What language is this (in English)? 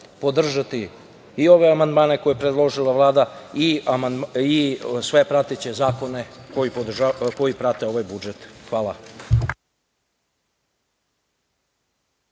Serbian